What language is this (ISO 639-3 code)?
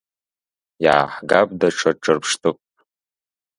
abk